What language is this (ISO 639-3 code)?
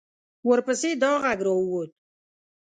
pus